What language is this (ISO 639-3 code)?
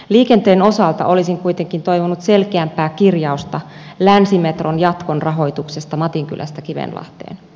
fin